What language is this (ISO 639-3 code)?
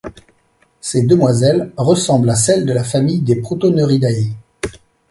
fra